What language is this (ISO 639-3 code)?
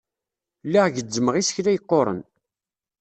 kab